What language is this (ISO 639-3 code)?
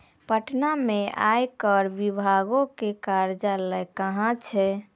mai